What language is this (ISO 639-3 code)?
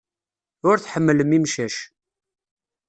kab